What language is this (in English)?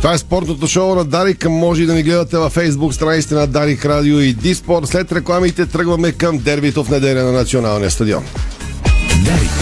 Bulgarian